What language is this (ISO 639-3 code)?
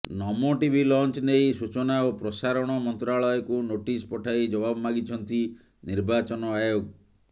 ori